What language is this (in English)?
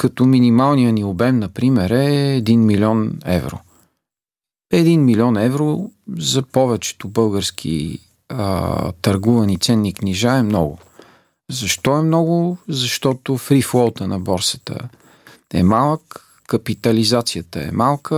Bulgarian